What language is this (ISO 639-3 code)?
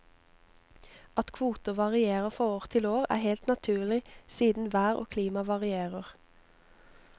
nor